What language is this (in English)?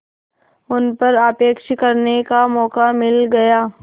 Hindi